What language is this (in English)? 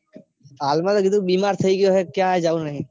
Gujarati